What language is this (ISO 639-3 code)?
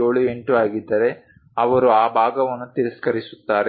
kan